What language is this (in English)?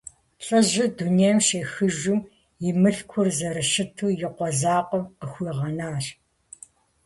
Kabardian